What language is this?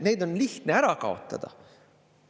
Estonian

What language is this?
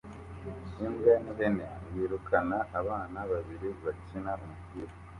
Kinyarwanda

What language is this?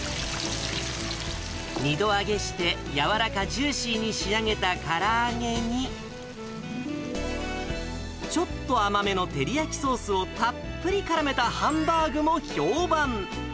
Japanese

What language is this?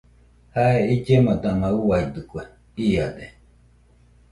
Nüpode Huitoto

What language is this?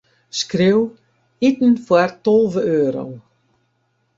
Western Frisian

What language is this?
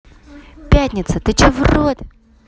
Russian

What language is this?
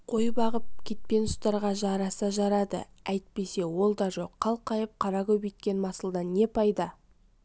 Kazakh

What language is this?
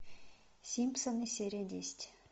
Russian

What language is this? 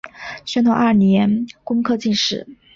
Chinese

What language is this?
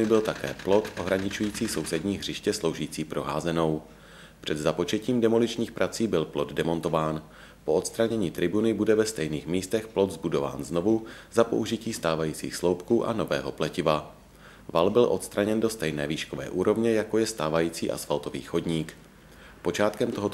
Czech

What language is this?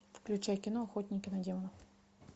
Russian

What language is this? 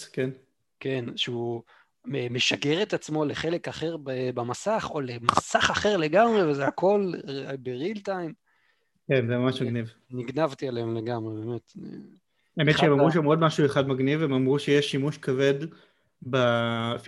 Hebrew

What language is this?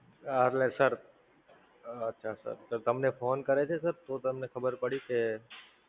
Gujarati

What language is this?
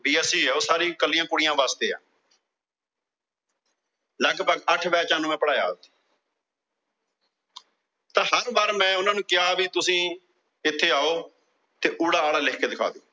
Punjabi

